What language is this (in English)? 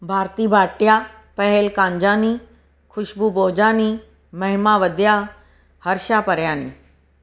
Sindhi